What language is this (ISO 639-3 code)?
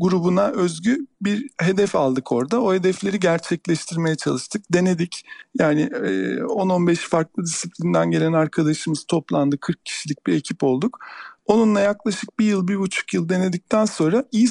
tur